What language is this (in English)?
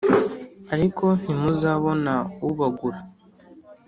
Kinyarwanda